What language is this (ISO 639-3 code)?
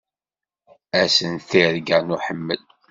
kab